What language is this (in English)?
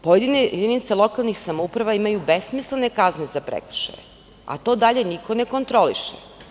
Serbian